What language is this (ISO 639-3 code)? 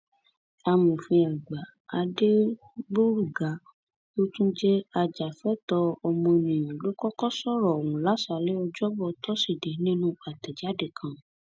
yor